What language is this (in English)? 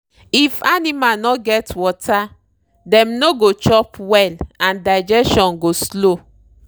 Nigerian Pidgin